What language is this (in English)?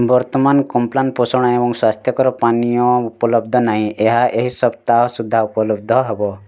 Odia